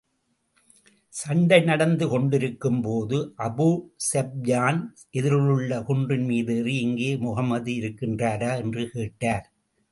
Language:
Tamil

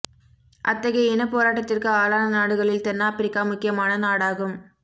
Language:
Tamil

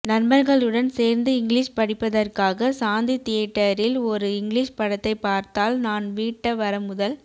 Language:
Tamil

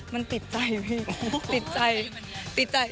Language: Thai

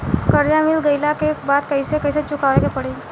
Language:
Bhojpuri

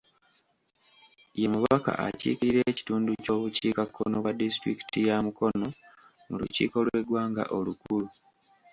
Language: Ganda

